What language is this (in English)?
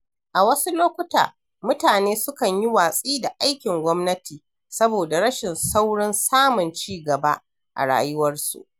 Hausa